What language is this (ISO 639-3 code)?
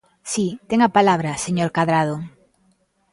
glg